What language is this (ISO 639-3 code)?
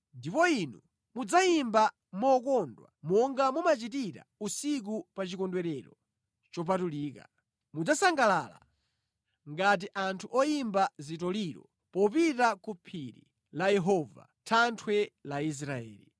nya